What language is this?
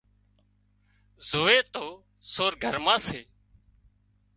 Wadiyara Koli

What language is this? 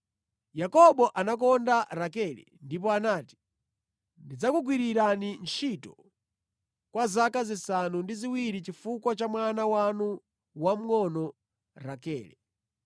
Nyanja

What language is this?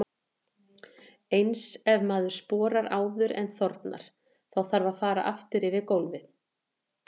Icelandic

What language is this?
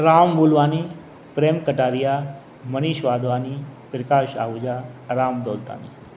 Sindhi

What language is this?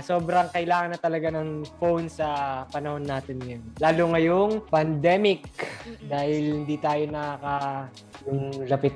Filipino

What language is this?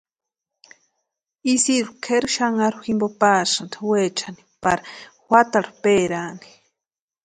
Western Highland Purepecha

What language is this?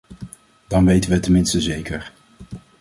Dutch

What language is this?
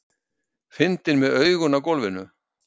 Icelandic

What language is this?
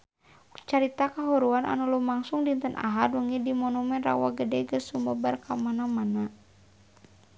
Sundanese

